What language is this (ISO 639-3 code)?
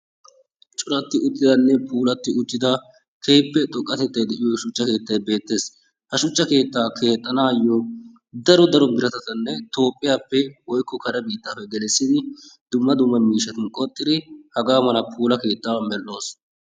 wal